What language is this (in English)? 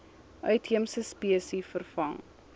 Afrikaans